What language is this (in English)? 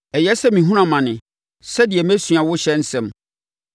Akan